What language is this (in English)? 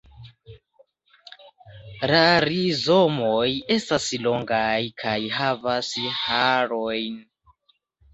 Esperanto